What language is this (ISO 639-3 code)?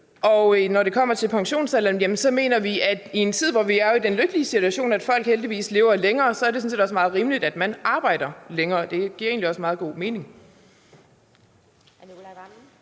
dan